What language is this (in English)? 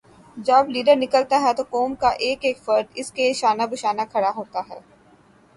Urdu